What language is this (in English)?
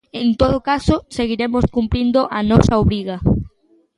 Galician